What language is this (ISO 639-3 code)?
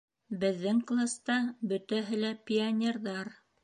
bak